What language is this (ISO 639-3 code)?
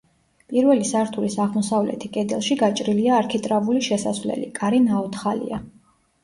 kat